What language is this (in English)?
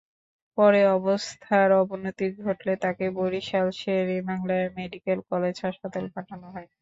Bangla